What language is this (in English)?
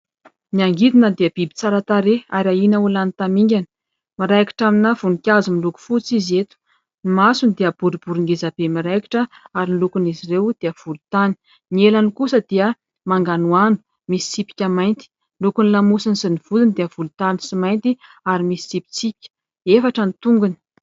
Malagasy